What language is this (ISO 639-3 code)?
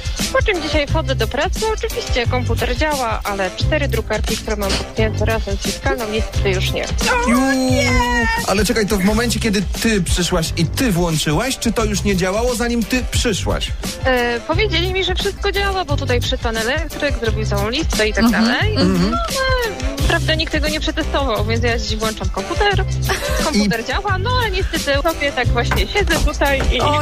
pol